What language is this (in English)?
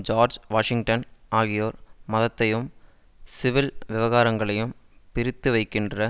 Tamil